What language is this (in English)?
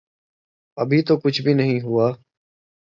Urdu